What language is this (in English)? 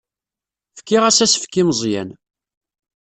Kabyle